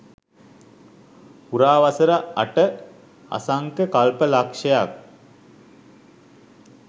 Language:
Sinhala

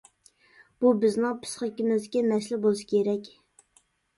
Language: Uyghur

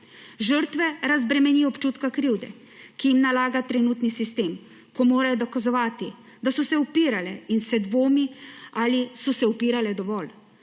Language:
Slovenian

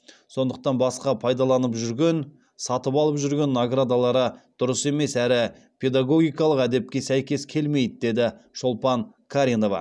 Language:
Kazakh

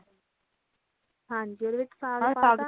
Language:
Punjabi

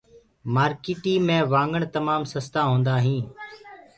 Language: Gurgula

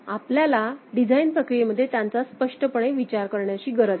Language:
Marathi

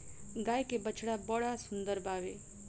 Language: Bhojpuri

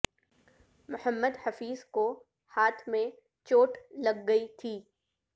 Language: Urdu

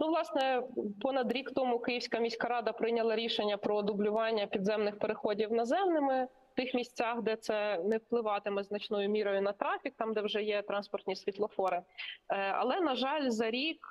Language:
Ukrainian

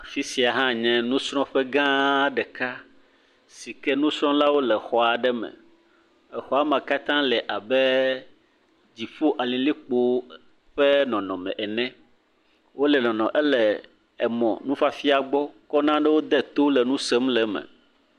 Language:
Ewe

